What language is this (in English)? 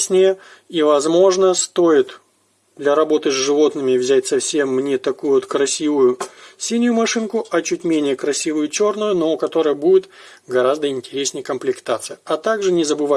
Russian